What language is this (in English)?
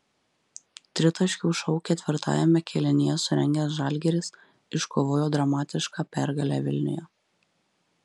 Lithuanian